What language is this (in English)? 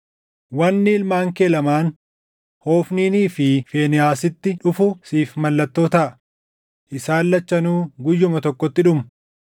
Oromo